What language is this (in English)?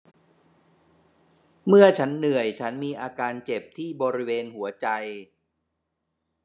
Thai